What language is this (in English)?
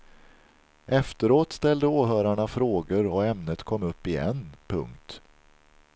Swedish